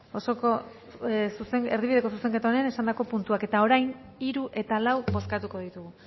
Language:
Basque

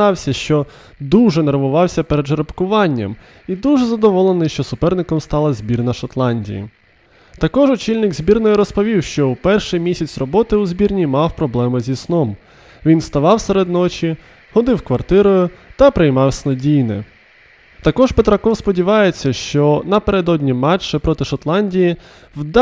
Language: Ukrainian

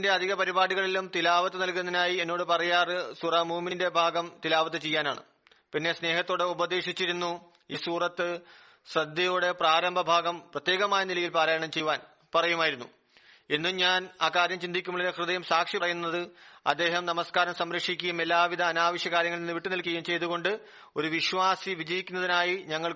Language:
Malayalam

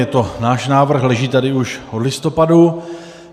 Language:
Czech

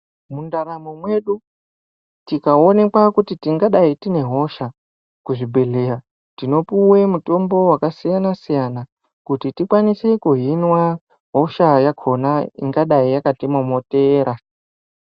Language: Ndau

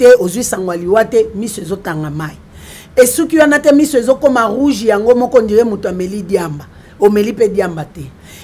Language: French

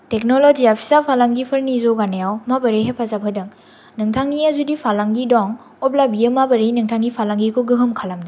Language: Bodo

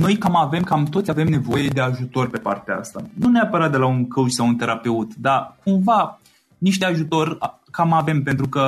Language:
Romanian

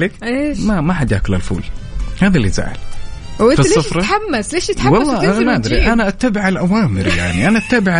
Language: Arabic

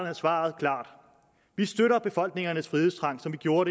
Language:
Danish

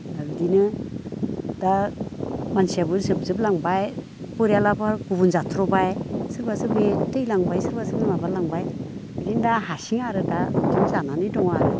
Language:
Bodo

